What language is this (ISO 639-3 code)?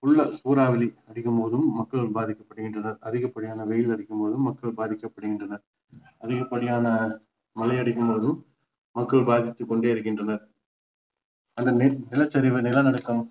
tam